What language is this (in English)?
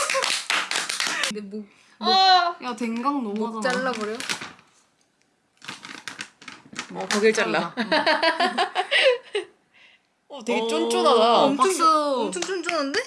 Korean